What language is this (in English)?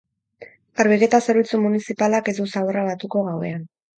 Basque